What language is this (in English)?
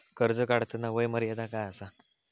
Marathi